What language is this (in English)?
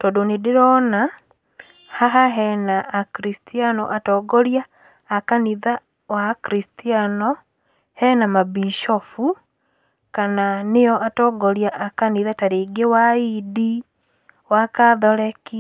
Kikuyu